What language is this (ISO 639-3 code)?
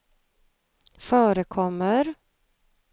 swe